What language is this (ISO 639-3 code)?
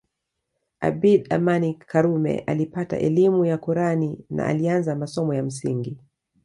swa